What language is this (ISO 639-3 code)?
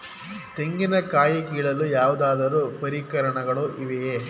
kan